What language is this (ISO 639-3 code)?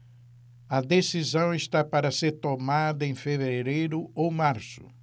por